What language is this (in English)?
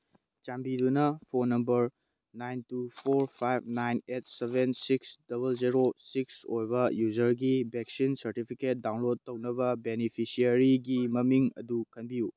Manipuri